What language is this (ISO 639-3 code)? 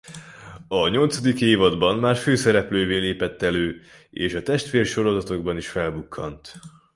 hun